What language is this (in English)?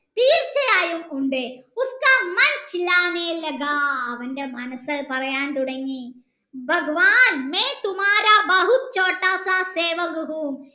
Malayalam